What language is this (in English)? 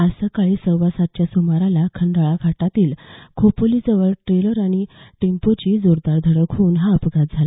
Marathi